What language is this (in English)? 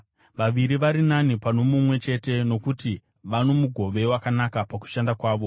Shona